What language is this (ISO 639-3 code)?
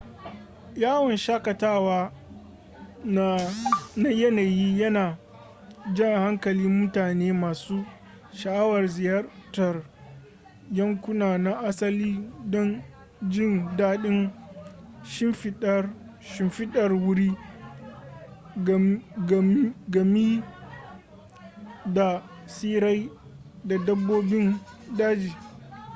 hau